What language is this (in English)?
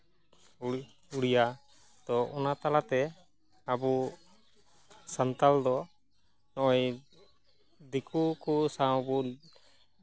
Santali